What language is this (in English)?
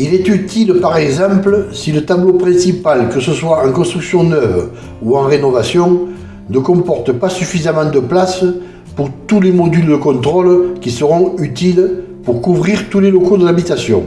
French